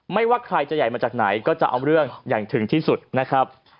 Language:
Thai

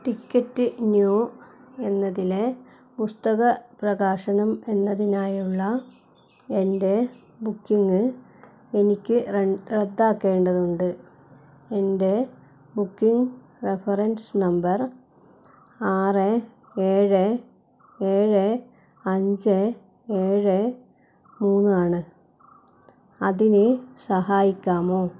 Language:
Malayalam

